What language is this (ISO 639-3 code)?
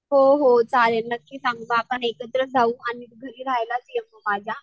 mar